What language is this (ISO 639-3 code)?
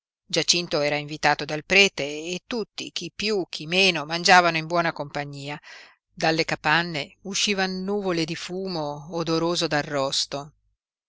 ita